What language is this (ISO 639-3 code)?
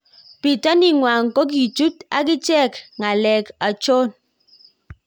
kln